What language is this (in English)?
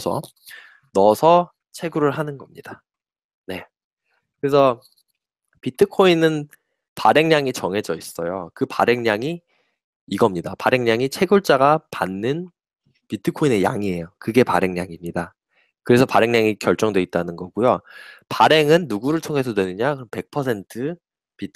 Korean